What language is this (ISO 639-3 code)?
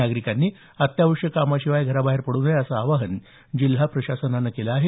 mar